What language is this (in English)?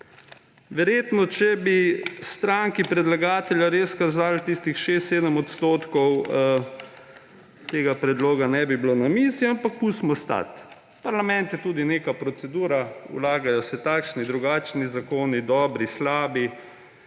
Slovenian